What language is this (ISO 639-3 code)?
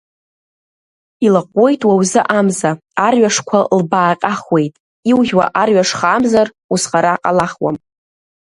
abk